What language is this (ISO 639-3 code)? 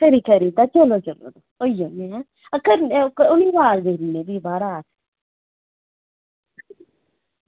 doi